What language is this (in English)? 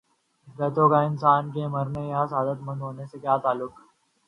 Urdu